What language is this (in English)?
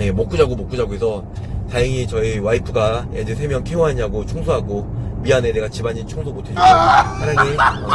Korean